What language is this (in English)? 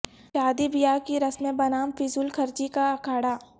Urdu